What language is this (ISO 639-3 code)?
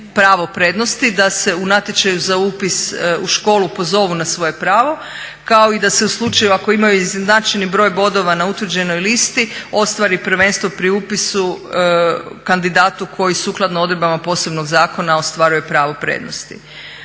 hrv